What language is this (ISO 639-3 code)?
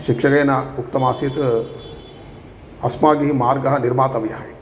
san